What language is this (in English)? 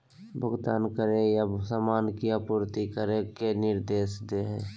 Magahi